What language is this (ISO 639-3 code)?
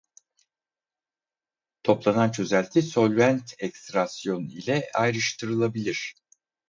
tur